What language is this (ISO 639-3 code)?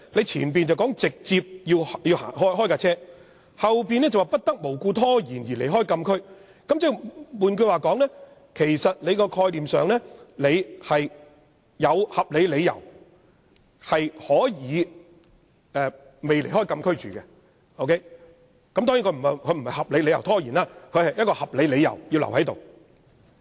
yue